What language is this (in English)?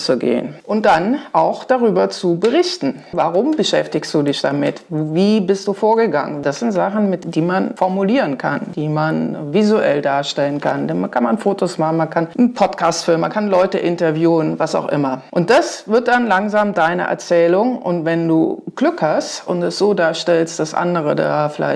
German